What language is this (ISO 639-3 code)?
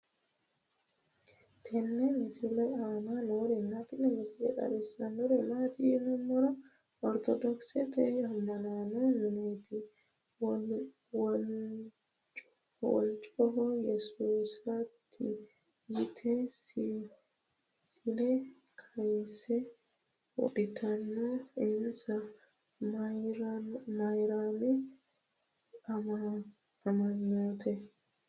sid